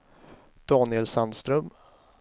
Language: Swedish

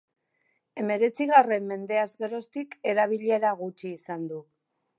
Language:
Basque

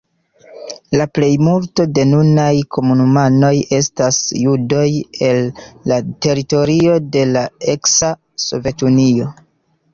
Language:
Esperanto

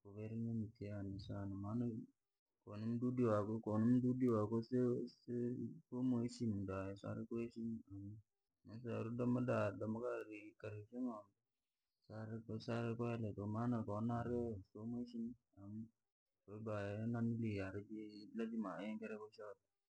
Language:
Langi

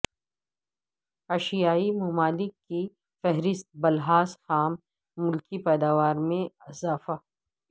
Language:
Urdu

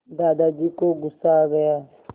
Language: Hindi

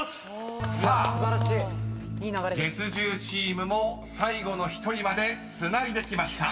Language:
Japanese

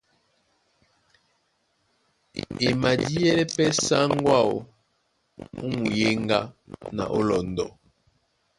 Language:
Duala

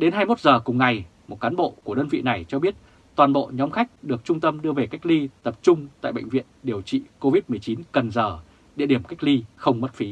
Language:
Vietnamese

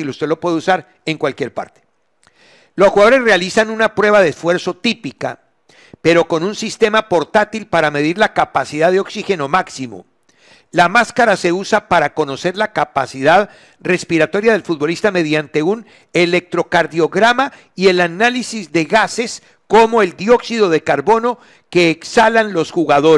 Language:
Spanish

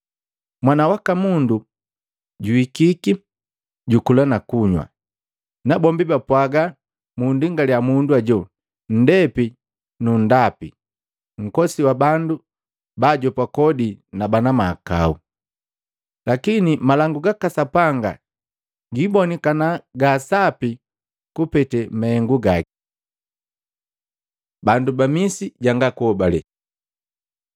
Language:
Matengo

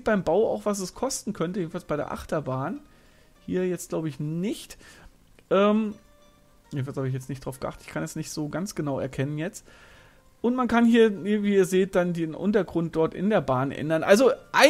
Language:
German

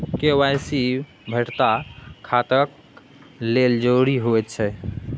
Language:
Maithili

